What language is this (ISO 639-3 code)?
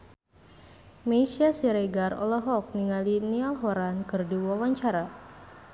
sun